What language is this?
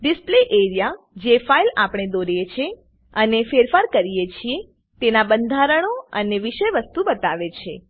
Gujarati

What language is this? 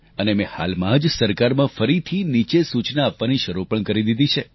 Gujarati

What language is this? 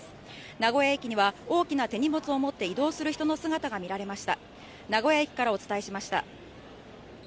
Japanese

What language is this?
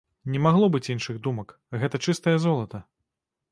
Belarusian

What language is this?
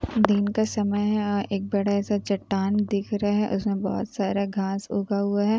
Hindi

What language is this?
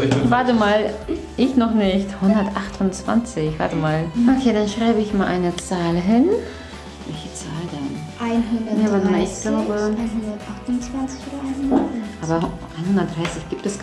German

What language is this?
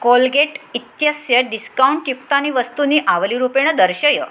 Sanskrit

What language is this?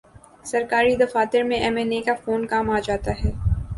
Urdu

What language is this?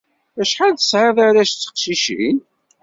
Kabyle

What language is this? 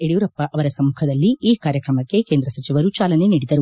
Kannada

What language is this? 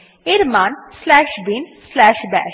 Bangla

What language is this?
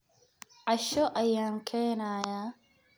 Somali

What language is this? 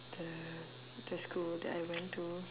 English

